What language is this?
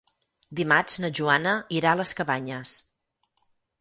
Catalan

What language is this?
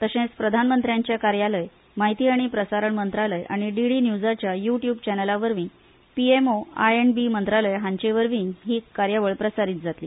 Konkani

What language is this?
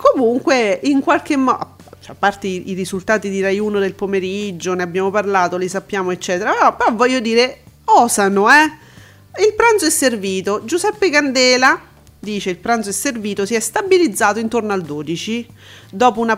Italian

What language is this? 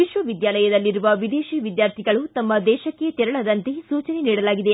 Kannada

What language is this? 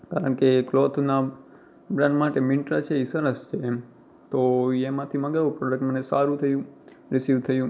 Gujarati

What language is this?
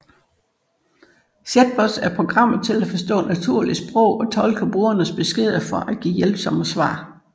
Danish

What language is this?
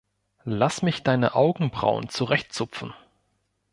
German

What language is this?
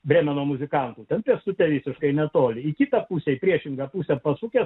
Lithuanian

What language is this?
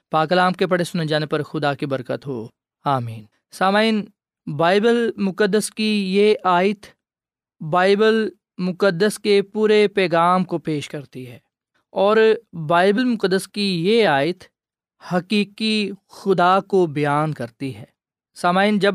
Urdu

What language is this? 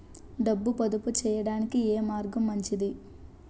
Telugu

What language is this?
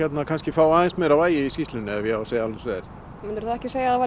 Icelandic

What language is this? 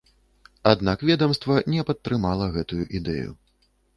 Belarusian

